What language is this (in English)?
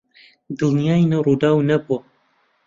Central Kurdish